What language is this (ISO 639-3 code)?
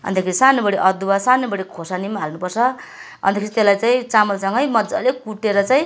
nep